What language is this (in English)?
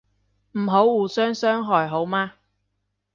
Cantonese